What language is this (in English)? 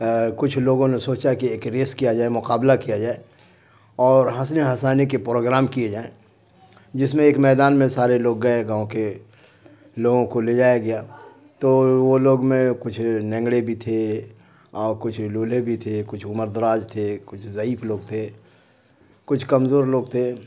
Urdu